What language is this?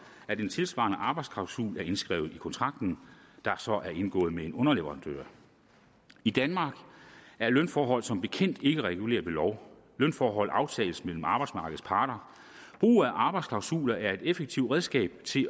Danish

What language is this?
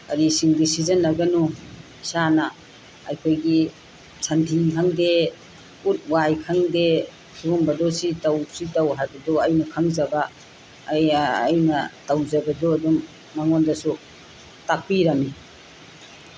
Manipuri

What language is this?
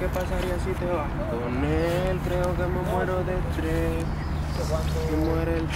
Romanian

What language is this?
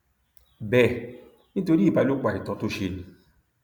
Yoruba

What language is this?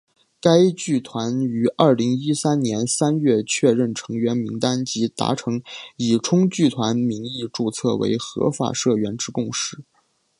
Chinese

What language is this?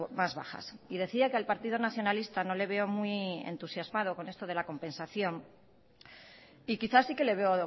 Spanish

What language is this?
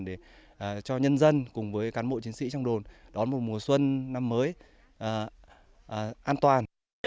Vietnamese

